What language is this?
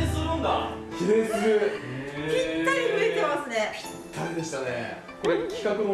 Japanese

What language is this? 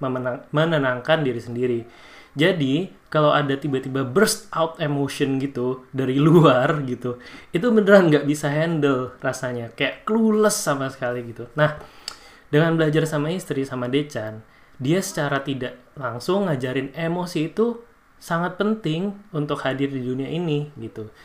Indonesian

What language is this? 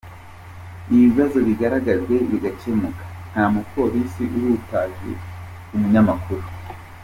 Kinyarwanda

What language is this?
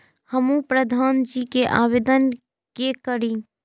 Maithili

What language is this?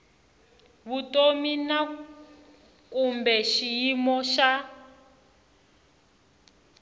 Tsonga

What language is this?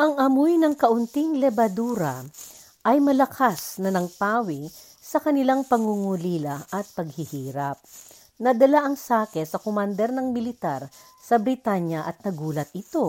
Filipino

